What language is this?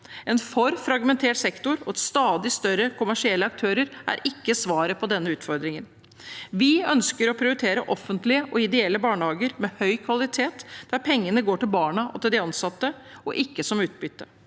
Norwegian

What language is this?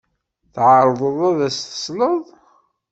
Kabyle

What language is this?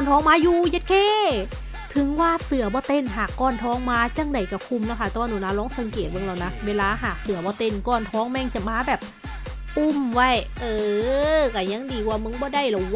Thai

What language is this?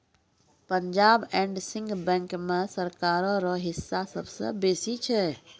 Maithili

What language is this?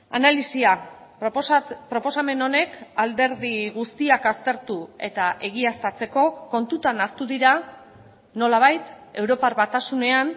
Basque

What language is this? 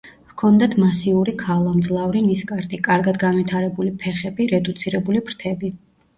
Georgian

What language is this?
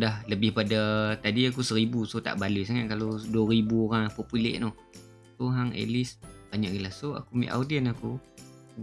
Malay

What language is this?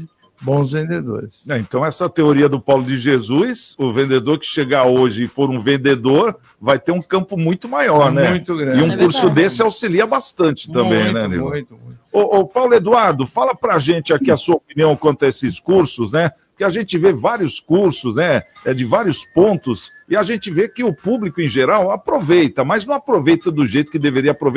Portuguese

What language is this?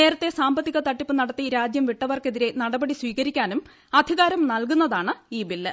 Malayalam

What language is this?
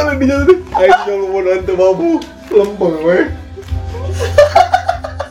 Indonesian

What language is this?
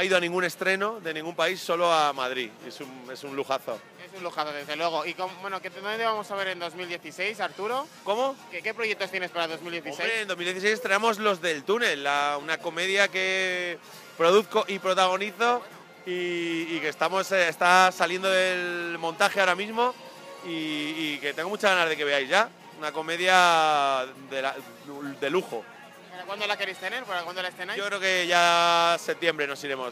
Spanish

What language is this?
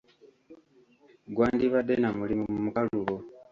Ganda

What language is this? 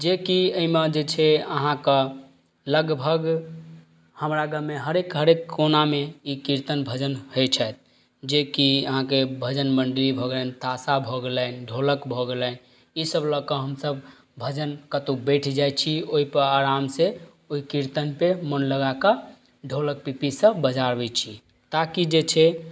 Maithili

